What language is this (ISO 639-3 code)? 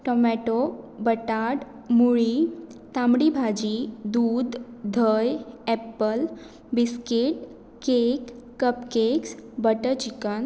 kok